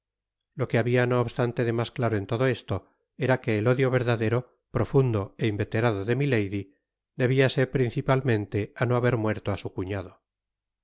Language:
Spanish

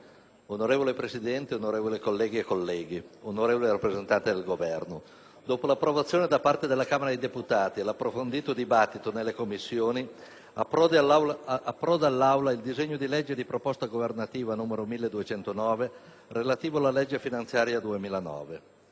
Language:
Italian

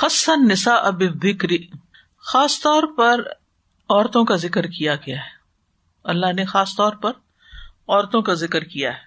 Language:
Urdu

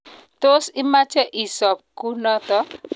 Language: Kalenjin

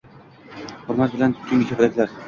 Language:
Uzbek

